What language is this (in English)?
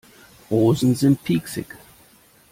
German